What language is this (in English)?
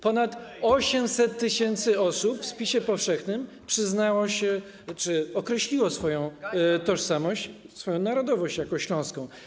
Polish